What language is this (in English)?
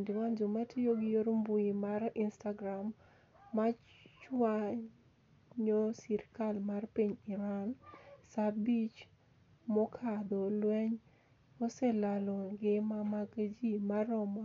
Luo (Kenya and Tanzania)